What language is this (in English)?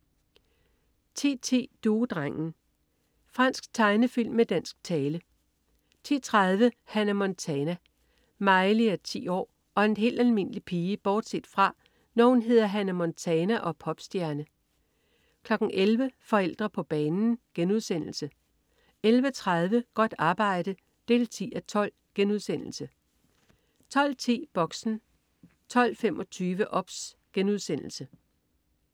Danish